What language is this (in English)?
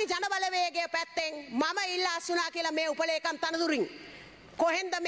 Indonesian